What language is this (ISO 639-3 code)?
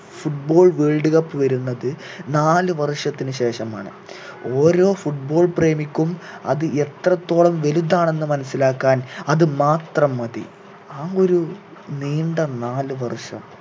mal